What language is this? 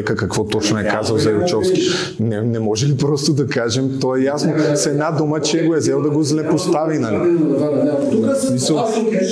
Bulgarian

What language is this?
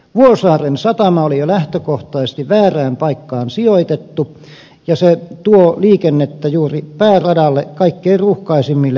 Finnish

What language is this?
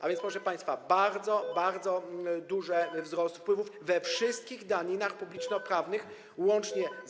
Polish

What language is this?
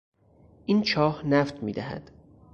Persian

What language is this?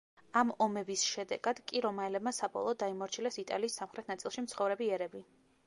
Georgian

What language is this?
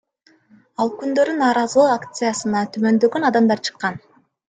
Kyrgyz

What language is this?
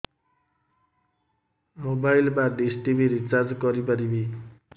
Odia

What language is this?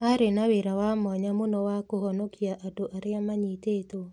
Kikuyu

